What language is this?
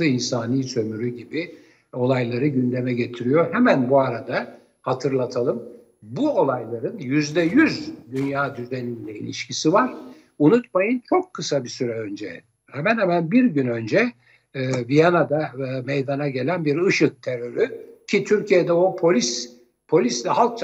Turkish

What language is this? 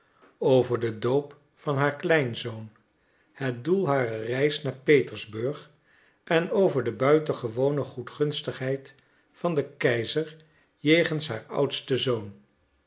Dutch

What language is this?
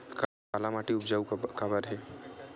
Chhattisgarhi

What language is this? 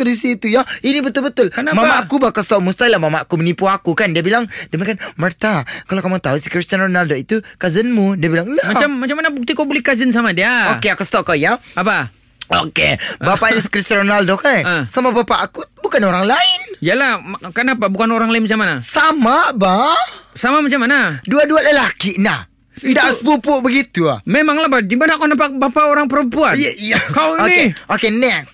Malay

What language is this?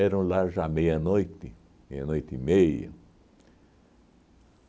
Portuguese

